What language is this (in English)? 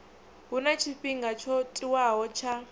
Venda